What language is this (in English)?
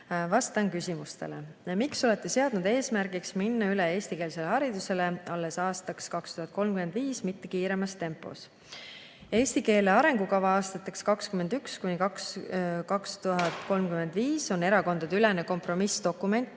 Estonian